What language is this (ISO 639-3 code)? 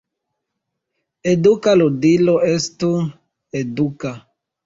epo